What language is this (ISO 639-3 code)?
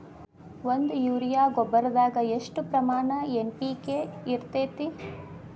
kan